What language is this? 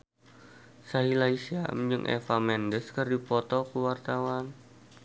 Sundanese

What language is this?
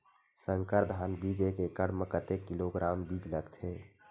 Chhattisgarhi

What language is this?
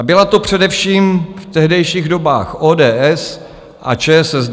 Czech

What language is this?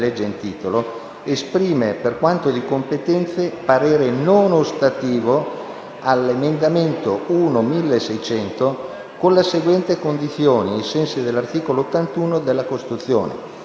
Italian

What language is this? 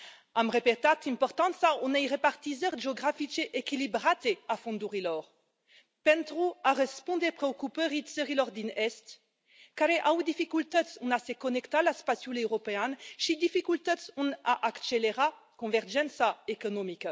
Romanian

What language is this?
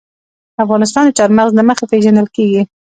Pashto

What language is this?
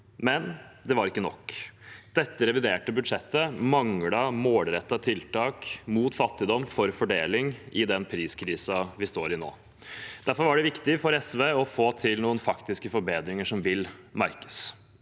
Norwegian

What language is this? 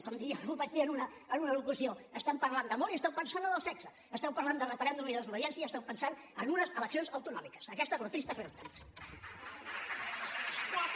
Catalan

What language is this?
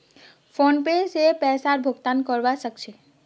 Magahi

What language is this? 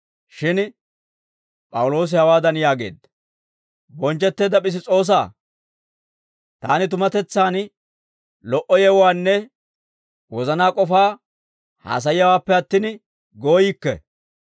Dawro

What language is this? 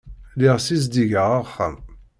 Kabyle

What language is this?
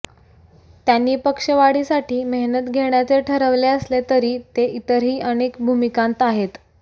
Marathi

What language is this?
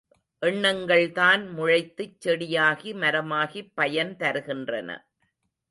Tamil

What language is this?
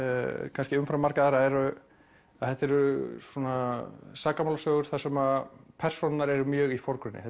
Icelandic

